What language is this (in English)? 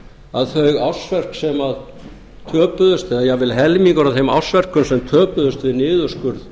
Icelandic